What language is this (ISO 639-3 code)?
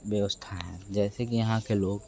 hin